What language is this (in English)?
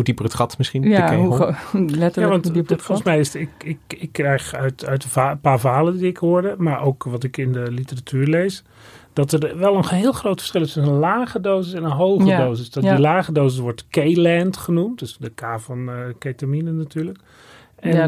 Dutch